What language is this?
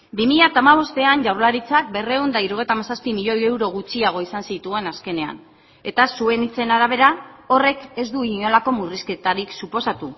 Basque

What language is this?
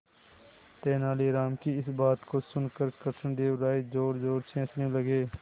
Hindi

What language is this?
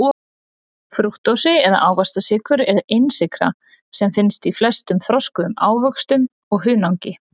Icelandic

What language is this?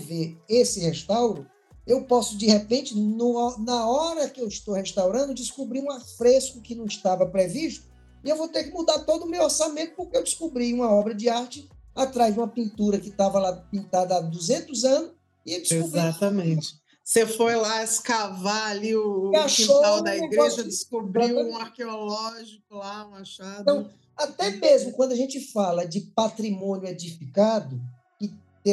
Portuguese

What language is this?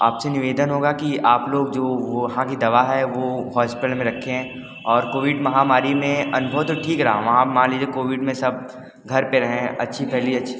Hindi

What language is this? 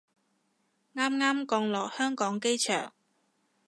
Cantonese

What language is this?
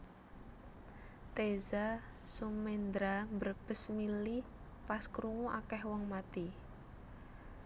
Javanese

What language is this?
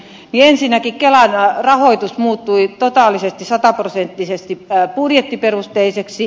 Finnish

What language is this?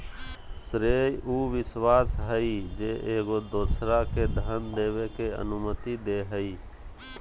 Magahi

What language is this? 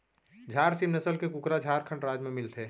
Chhattisgarhi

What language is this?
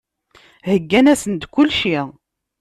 Kabyle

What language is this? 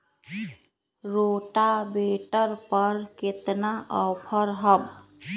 Magahi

